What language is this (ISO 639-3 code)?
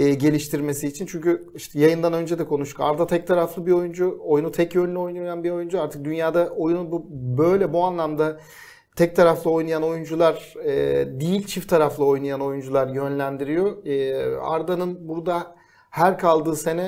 tur